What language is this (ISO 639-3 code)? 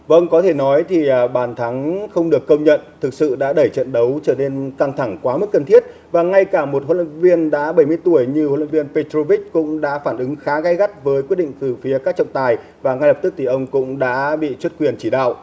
vie